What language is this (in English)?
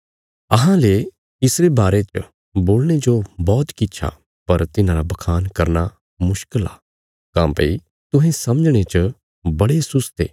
Bilaspuri